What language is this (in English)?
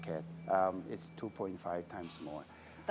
Indonesian